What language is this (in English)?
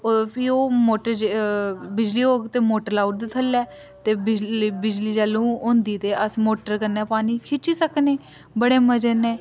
Dogri